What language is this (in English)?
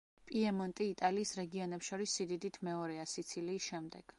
Georgian